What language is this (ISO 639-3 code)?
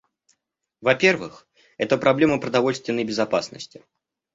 rus